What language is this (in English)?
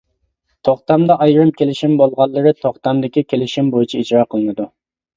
Uyghur